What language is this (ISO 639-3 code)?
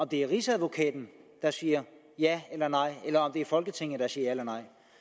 dan